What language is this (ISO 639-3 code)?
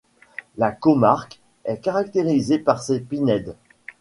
fra